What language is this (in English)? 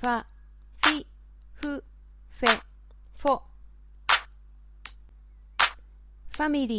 Japanese